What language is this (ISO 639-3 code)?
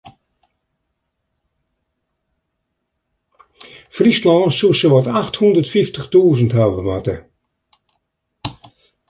fry